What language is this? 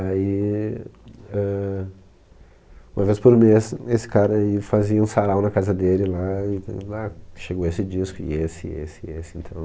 Portuguese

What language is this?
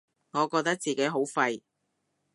Cantonese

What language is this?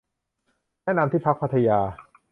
Thai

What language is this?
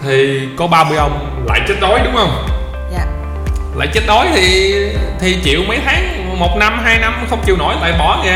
Vietnamese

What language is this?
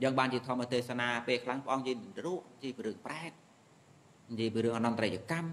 Vietnamese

